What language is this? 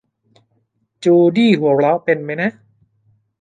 Thai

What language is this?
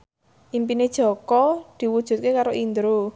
Javanese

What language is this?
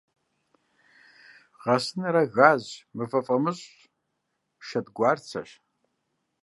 Kabardian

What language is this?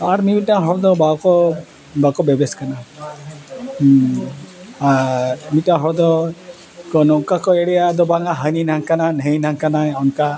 Santali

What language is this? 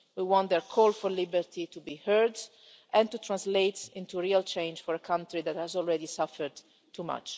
English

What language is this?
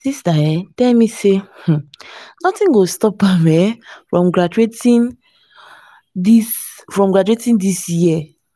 Nigerian Pidgin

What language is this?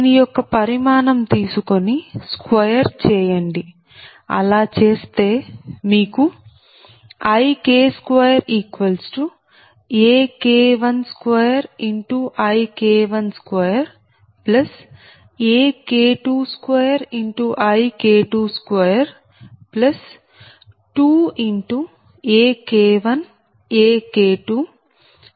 Telugu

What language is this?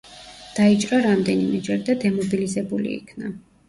Georgian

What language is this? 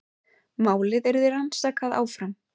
Icelandic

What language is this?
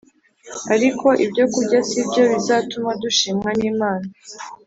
Kinyarwanda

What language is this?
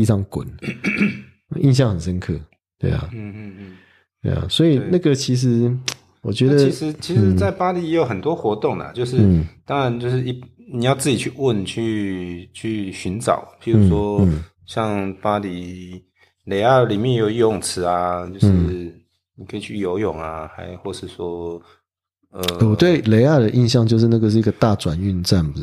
Chinese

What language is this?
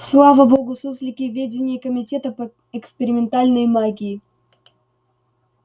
Russian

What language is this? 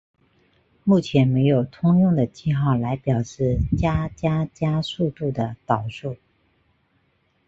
Chinese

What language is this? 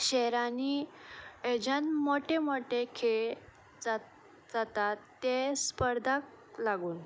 Konkani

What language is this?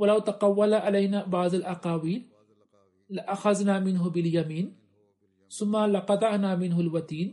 Swahili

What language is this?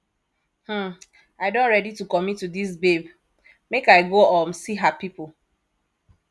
Nigerian Pidgin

